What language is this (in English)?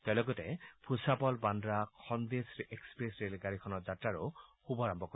Assamese